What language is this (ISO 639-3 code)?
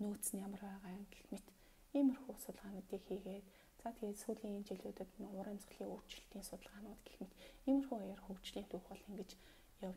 ron